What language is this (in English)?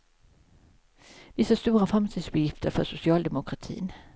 Swedish